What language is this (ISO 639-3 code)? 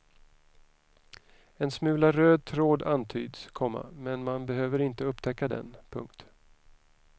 swe